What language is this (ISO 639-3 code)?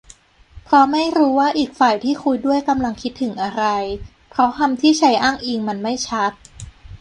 tha